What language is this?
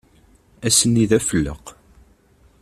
Kabyle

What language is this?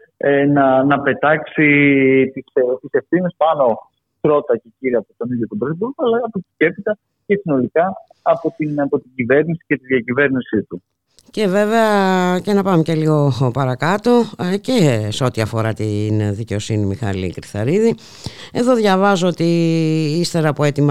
Greek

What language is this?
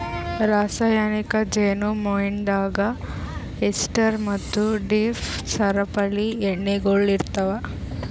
Kannada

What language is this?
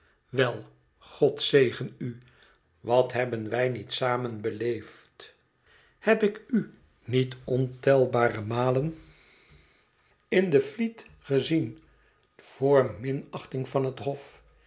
Dutch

